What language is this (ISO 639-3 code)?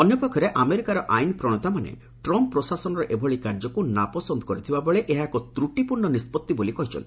ori